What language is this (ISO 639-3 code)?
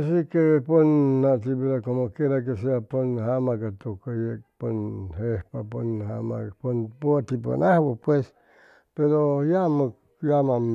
zoh